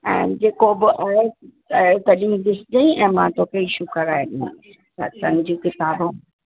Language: Sindhi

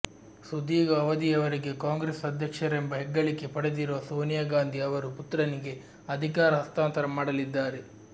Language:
Kannada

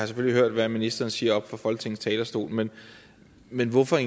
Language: Danish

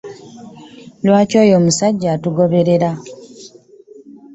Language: Ganda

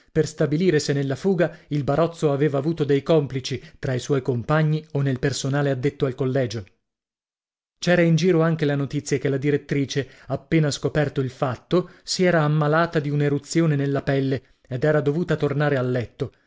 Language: Italian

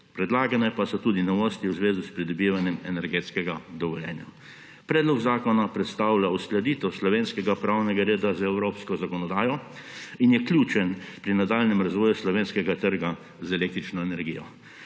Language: Slovenian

